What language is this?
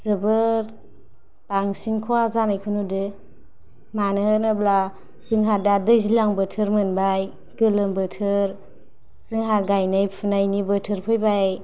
Bodo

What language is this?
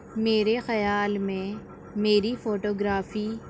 Urdu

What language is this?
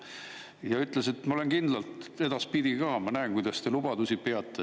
Estonian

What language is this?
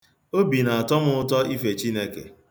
Igbo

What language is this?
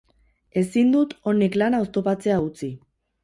Basque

